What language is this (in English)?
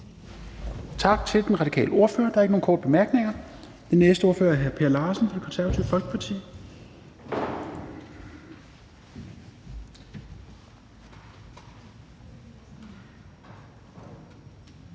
Danish